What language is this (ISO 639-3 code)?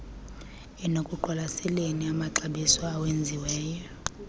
xho